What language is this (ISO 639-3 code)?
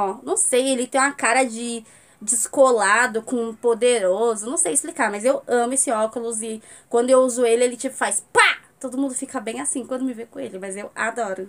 por